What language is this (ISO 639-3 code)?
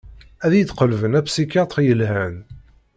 kab